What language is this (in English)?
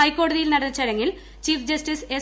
Malayalam